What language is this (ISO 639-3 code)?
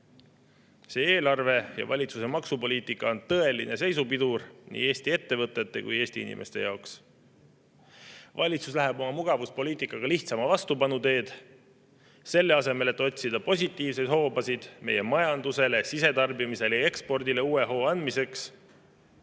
est